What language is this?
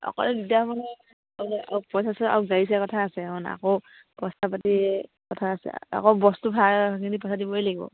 Assamese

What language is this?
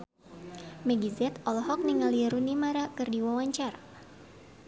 Sundanese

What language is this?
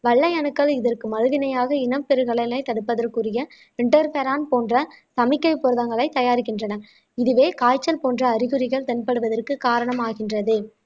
Tamil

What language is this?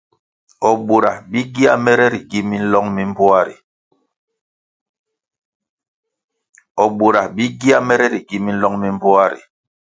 Kwasio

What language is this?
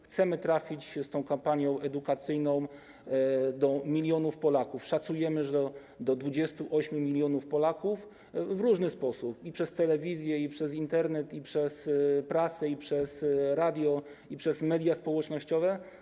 Polish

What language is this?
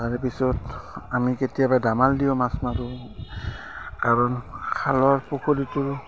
Assamese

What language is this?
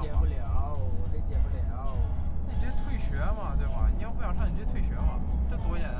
Chinese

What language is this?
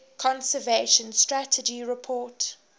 English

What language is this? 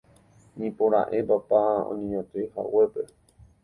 Guarani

